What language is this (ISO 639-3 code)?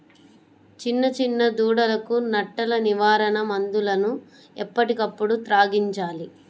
tel